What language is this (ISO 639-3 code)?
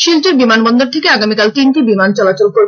ben